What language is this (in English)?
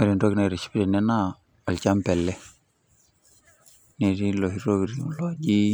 Masai